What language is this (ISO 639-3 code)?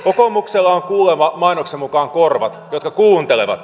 fin